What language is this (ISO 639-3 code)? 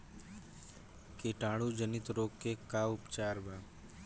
bho